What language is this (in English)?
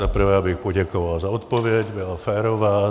Czech